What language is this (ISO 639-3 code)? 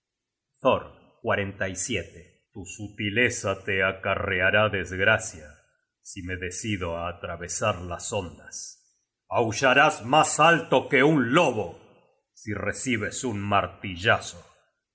spa